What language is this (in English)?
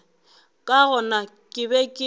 Northern Sotho